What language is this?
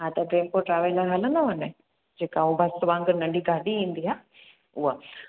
Sindhi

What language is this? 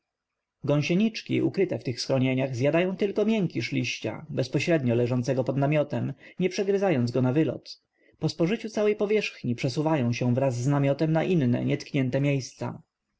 Polish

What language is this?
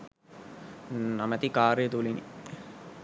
Sinhala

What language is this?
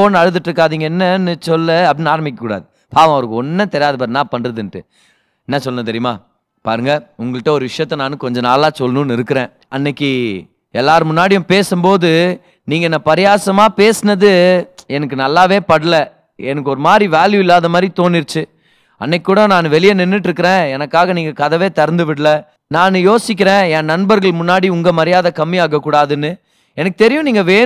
Tamil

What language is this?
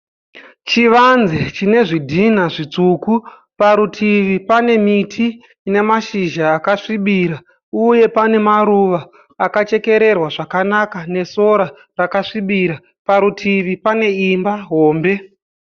Shona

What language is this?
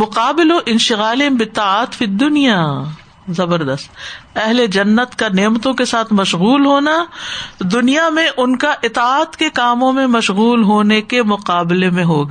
Urdu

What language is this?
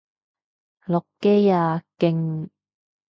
Cantonese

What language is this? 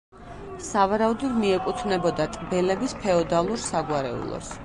Georgian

